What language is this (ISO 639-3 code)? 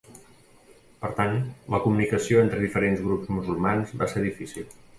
cat